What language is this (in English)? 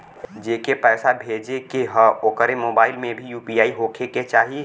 Bhojpuri